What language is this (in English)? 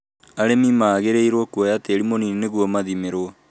Kikuyu